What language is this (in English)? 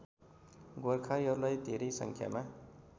Nepali